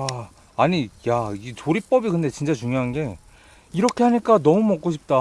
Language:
Korean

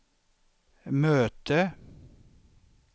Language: Swedish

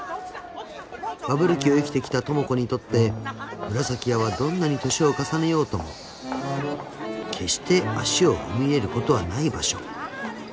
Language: Japanese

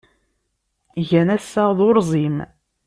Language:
Kabyle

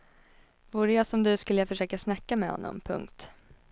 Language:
Swedish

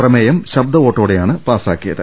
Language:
Malayalam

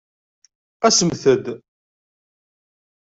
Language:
Kabyle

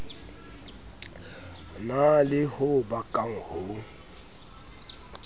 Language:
Southern Sotho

